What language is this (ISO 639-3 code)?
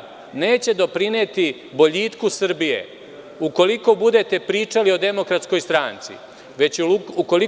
srp